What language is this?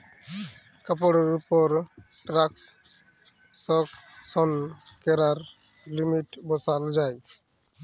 Bangla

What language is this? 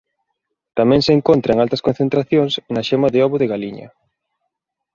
Galician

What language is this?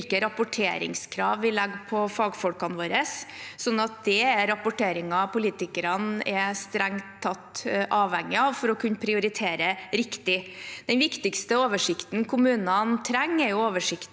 Norwegian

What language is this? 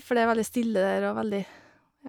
Norwegian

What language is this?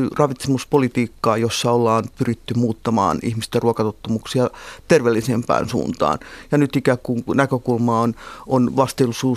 Finnish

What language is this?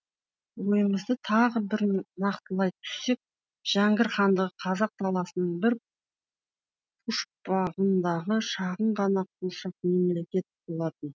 Kazakh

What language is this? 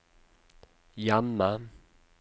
Norwegian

